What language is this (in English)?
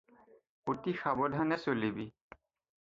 Assamese